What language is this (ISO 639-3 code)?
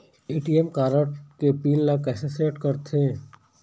hne